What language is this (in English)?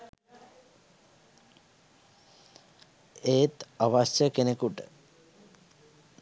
Sinhala